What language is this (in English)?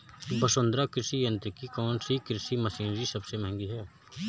Hindi